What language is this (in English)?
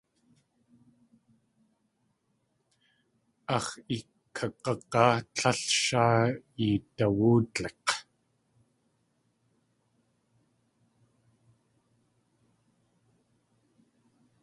Tlingit